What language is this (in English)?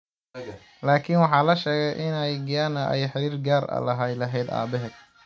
Somali